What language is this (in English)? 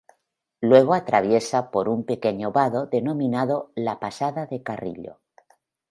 Spanish